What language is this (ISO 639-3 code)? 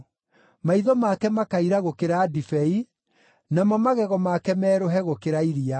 kik